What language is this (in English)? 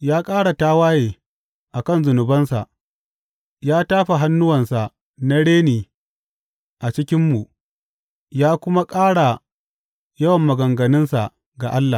Hausa